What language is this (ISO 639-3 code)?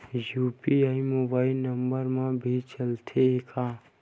hne